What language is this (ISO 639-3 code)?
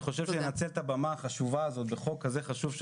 heb